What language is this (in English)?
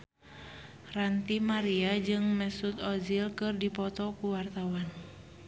Sundanese